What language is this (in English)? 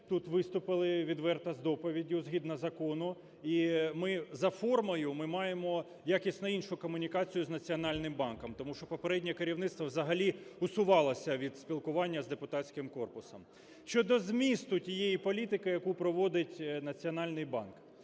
Ukrainian